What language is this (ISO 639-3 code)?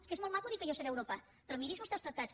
cat